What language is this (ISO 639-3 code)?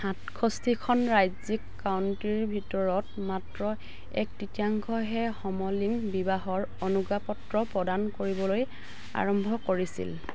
asm